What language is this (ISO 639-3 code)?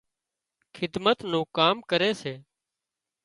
kxp